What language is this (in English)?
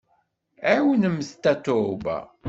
Kabyle